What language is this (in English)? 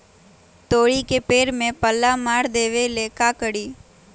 Magahi